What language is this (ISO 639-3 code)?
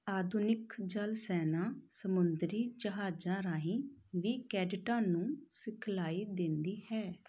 pan